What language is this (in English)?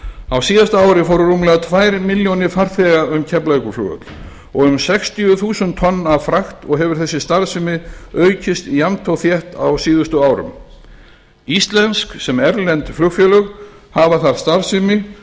Icelandic